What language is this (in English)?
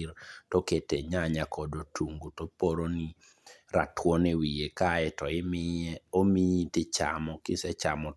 Luo (Kenya and Tanzania)